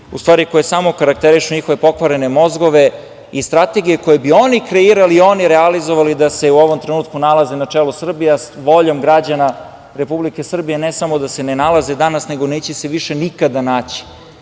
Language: Serbian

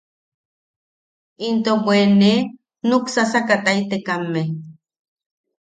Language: Yaqui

